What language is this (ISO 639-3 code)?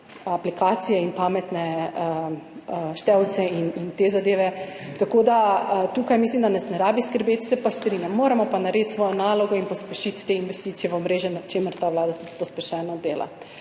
slv